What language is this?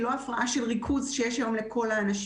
Hebrew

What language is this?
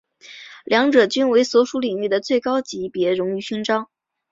Chinese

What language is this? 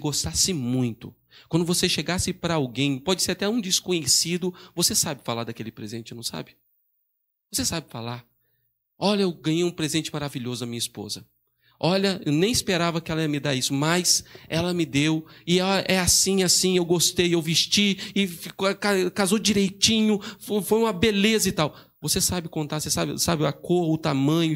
Portuguese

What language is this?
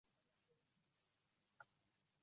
Uzbek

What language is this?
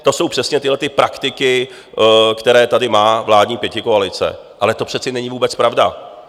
Czech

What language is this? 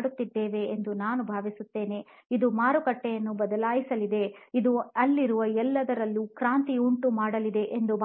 Kannada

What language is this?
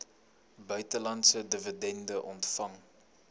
Afrikaans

